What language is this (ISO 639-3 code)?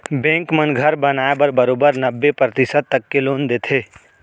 hne